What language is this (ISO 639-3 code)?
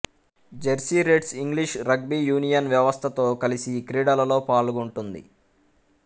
tel